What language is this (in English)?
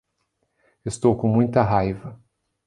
Portuguese